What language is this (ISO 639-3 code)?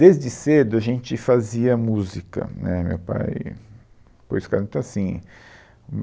por